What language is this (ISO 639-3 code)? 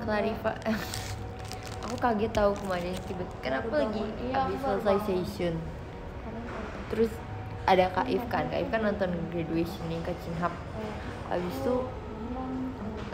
ind